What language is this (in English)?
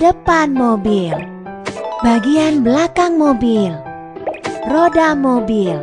Indonesian